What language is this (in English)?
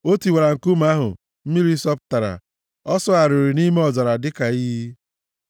Igbo